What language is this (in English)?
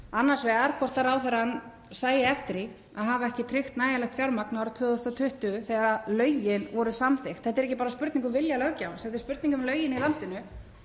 Icelandic